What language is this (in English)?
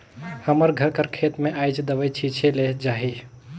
Chhattisgarhi